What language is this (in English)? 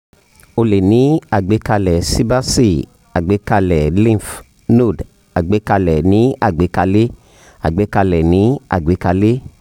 Yoruba